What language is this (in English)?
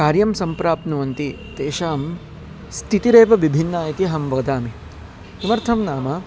Sanskrit